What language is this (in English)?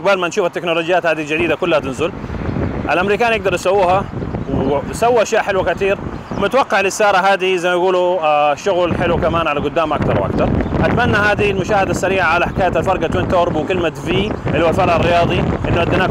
Arabic